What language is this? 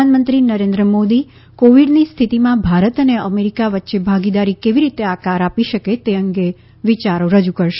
Gujarati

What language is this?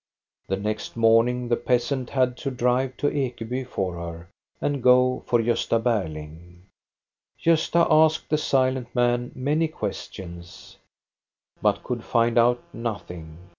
English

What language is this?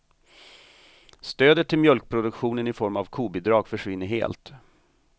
Swedish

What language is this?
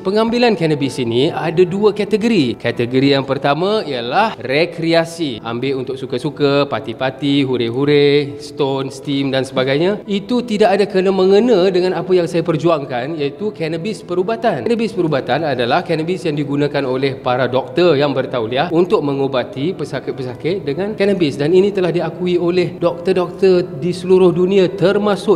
Malay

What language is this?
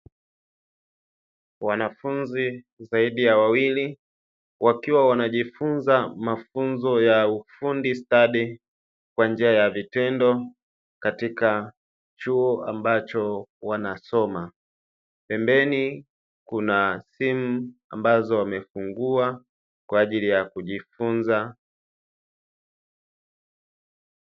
Swahili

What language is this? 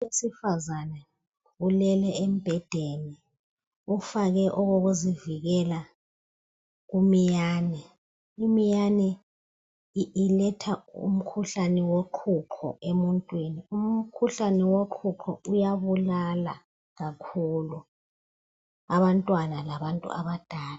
North Ndebele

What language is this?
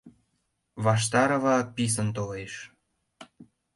Mari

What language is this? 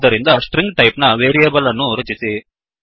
Kannada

